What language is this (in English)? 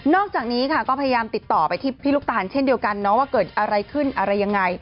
Thai